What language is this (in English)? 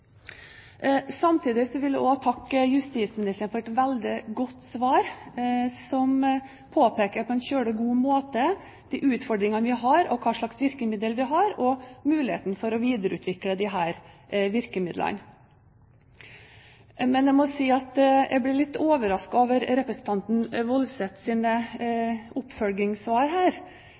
Norwegian Bokmål